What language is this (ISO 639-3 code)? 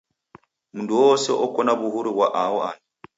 dav